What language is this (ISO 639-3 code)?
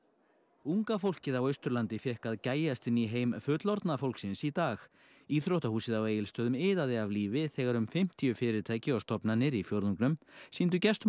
isl